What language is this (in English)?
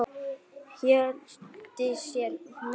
Icelandic